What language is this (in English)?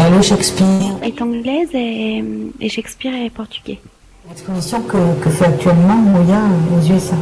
French